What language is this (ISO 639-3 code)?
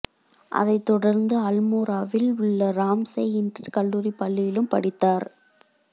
tam